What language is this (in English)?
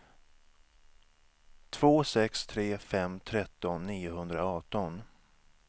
Swedish